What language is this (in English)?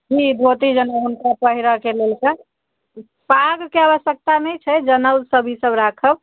Maithili